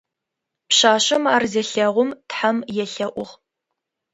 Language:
Adyghe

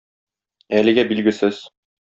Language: Tatar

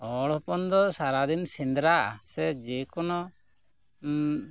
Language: Santali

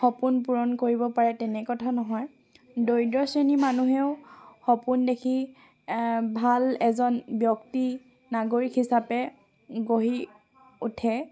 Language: Assamese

